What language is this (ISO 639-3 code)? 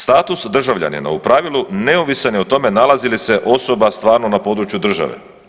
hrv